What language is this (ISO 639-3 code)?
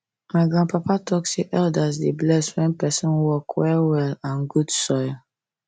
pcm